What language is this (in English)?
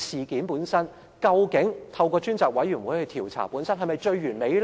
Cantonese